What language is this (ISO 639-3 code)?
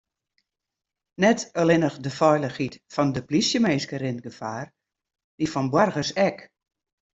fry